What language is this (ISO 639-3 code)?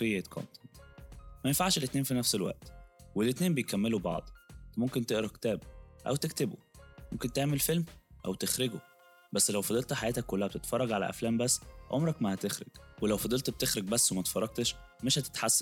ara